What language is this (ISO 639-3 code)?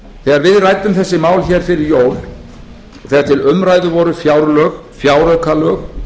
isl